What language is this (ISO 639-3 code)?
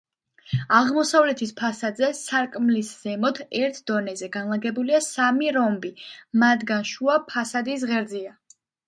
kat